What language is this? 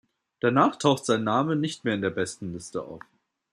German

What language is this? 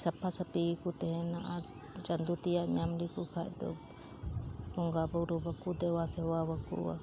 Santali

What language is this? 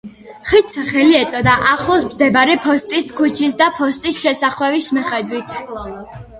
Georgian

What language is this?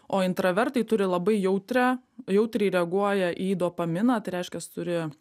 Lithuanian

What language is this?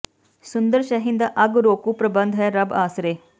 Punjabi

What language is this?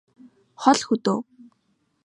Mongolian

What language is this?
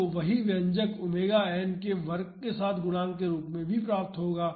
Hindi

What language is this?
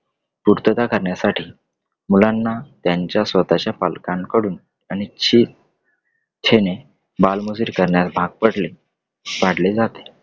Marathi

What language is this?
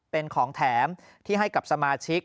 Thai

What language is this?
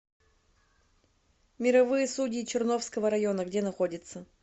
Russian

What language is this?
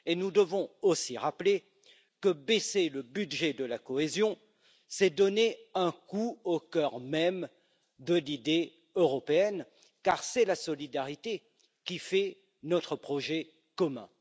French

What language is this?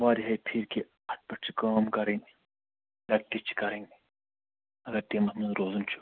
Kashmiri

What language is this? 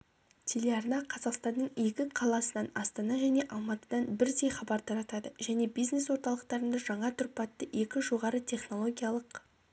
Kazakh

